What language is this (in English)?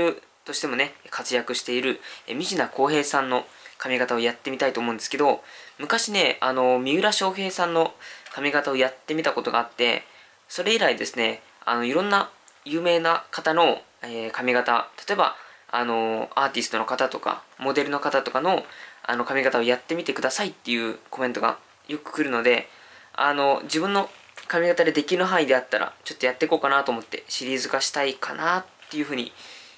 Japanese